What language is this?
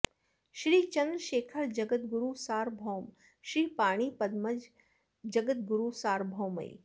Sanskrit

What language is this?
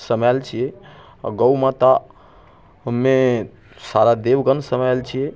Maithili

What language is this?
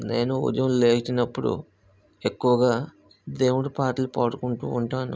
Telugu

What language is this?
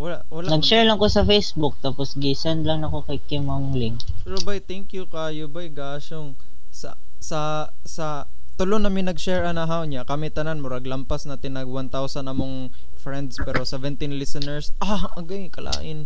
Filipino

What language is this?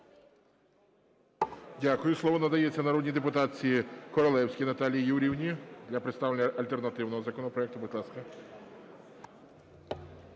Ukrainian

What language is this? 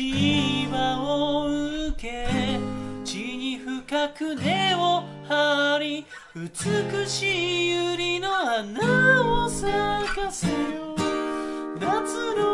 Japanese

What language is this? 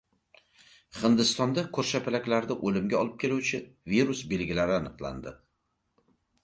Uzbek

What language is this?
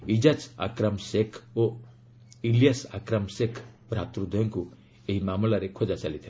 Odia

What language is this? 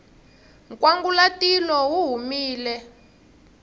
Tsonga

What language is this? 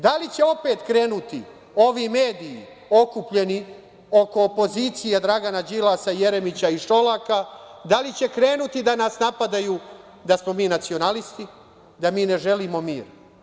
Serbian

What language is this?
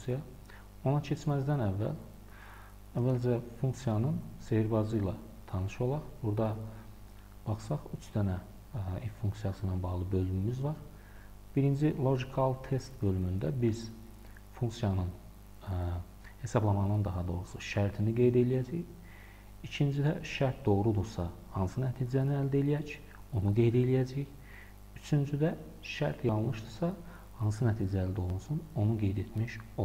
Turkish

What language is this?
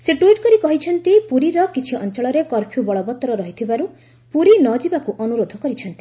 Odia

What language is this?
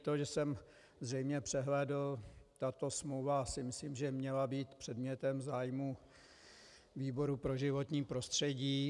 Czech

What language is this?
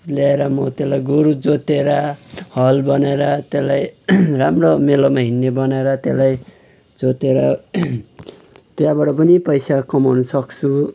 Nepali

